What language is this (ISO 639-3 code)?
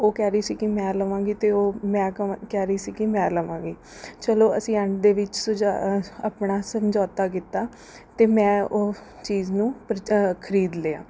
pan